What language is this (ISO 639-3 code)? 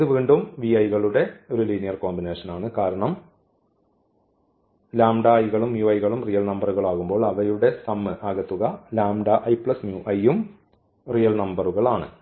mal